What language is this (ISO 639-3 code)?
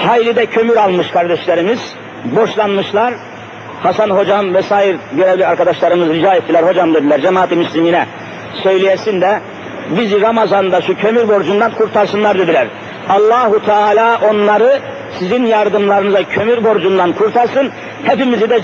tur